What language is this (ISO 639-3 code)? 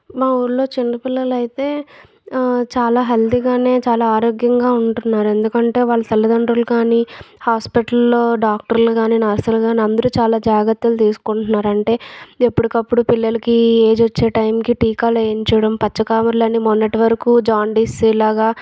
tel